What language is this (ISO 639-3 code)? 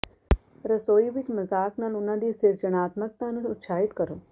pan